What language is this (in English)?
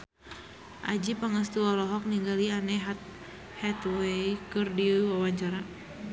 Sundanese